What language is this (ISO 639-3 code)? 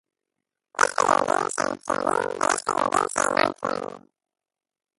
heb